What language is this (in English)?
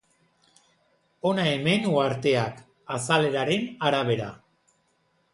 Basque